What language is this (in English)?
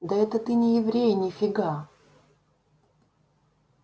Russian